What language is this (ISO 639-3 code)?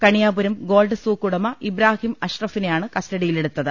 mal